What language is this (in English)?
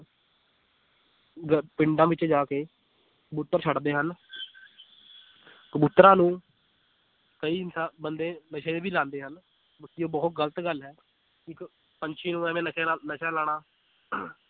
Punjabi